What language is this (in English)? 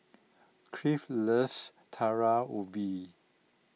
English